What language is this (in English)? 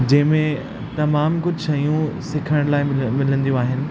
Sindhi